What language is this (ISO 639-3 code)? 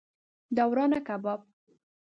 pus